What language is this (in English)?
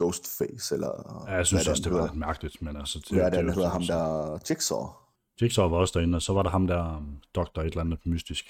Danish